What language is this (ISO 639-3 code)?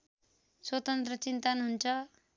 nep